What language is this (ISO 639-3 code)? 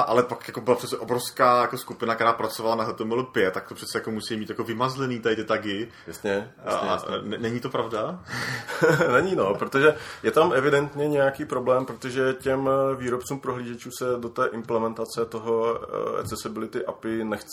ces